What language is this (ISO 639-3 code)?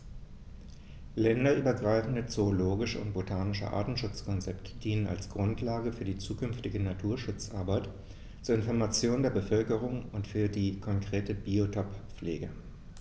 deu